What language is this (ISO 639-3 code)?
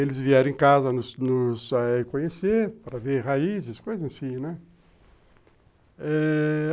por